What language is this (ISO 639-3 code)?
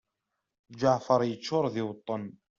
kab